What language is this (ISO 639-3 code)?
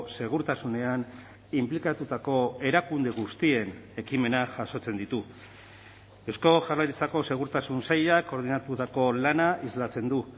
eus